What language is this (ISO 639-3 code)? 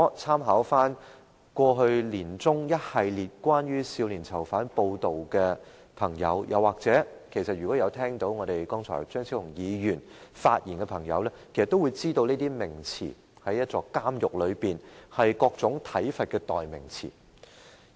yue